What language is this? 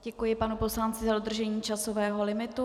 Czech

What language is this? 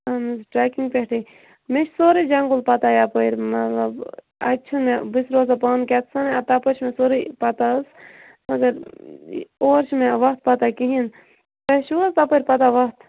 Kashmiri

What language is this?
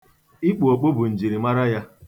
Igbo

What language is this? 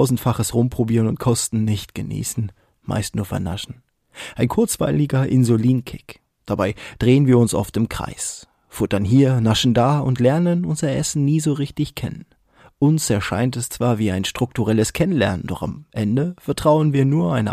German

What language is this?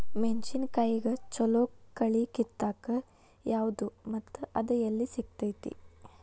Kannada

